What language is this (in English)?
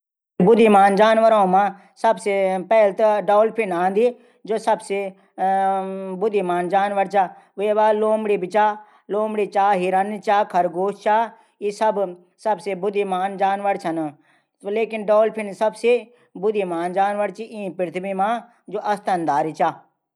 Garhwali